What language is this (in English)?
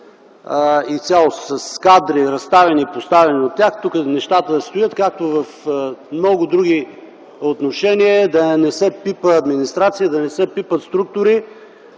Bulgarian